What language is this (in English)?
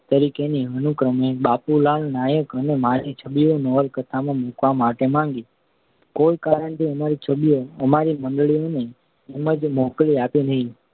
Gujarati